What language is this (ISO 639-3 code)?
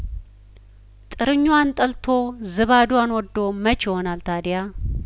amh